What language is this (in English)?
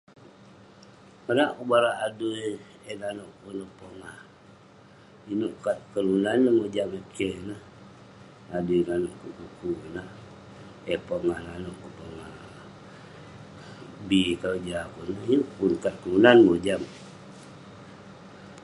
Western Penan